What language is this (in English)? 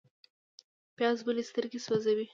Pashto